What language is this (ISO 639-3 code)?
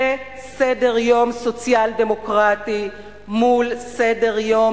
heb